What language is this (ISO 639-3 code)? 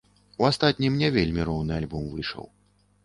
bel